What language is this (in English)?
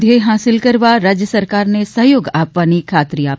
Gujarati